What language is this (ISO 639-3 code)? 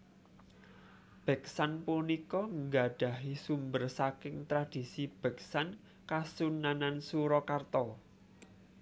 jav